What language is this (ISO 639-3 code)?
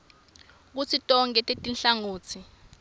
ssw